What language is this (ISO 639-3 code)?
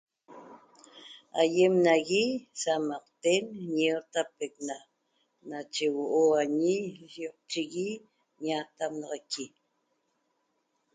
tob